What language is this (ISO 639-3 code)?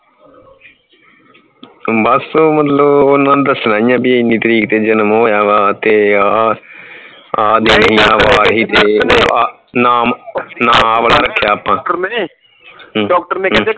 pan